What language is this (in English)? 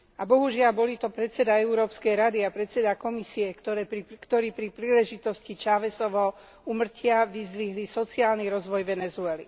Slovak